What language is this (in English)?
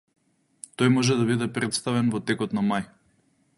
Macedonian